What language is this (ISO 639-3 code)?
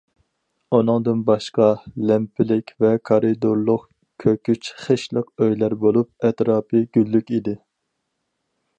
uig